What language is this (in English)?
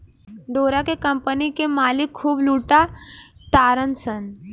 Bhojpuri